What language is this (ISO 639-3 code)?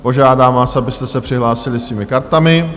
ces